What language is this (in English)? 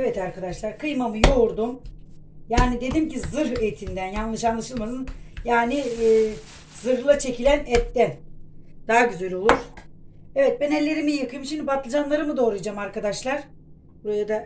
Turkish